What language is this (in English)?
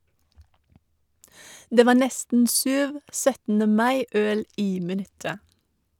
Norwegian